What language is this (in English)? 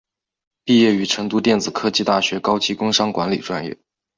Chinese